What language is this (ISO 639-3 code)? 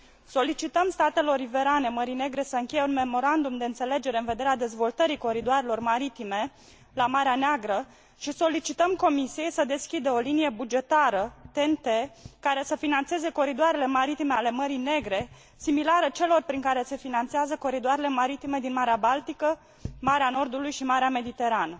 ron